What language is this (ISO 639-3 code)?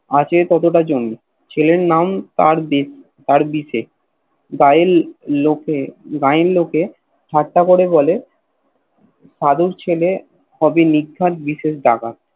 ben